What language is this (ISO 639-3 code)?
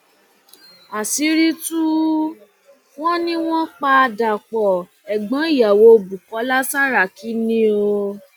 yor